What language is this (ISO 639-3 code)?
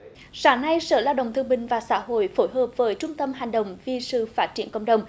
vie